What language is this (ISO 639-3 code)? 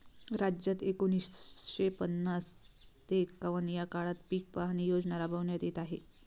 mar